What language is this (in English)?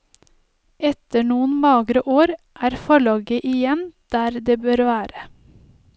Norwegian